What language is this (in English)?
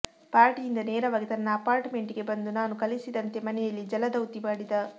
Kannada